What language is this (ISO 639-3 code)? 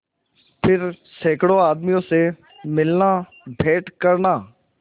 hin